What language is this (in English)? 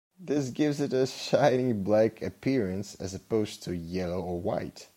English